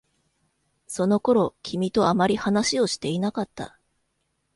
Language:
Japanese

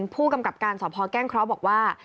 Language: Thai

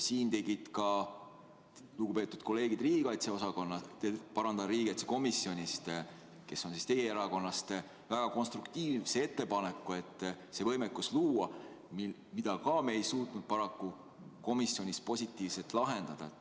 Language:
Estonian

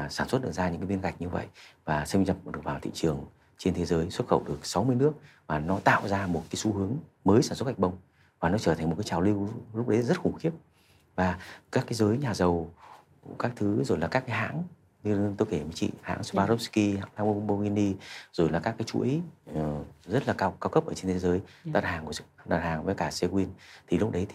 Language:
Vietnamese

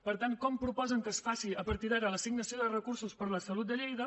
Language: Catalan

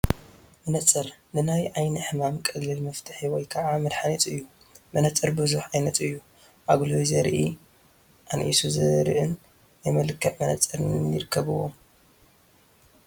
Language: Tigrinya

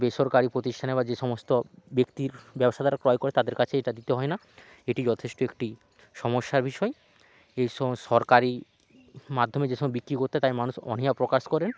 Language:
Bangla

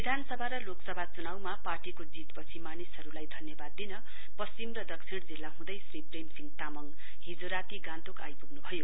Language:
Nepali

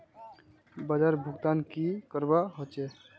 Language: Magahi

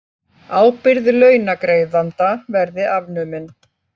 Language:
Icelandic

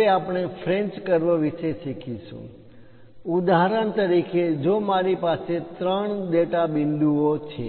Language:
Gujarati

